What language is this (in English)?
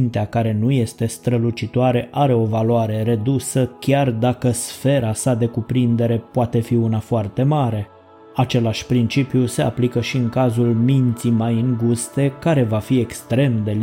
Romanian